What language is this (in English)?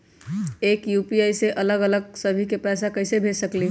Magahi